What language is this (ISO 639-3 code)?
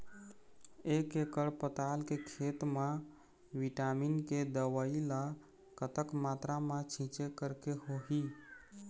hne